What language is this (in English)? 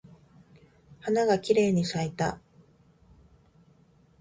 Japanese